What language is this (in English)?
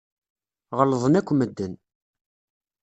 Kabyle